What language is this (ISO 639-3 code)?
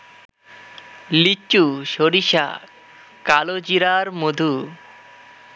ben